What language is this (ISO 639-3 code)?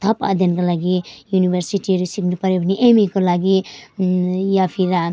nep